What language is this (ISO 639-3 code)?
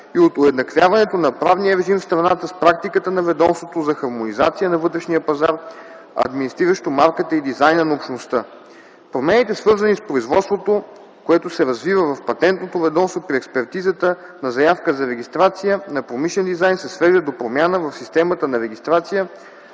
bul